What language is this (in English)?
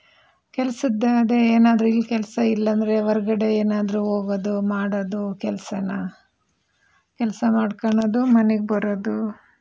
Kannada